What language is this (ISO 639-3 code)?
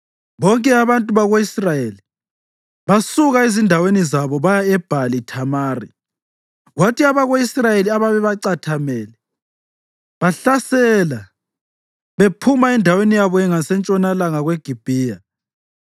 nde